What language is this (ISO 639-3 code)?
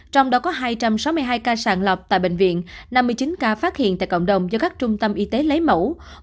vie